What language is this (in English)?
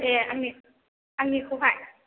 Bodo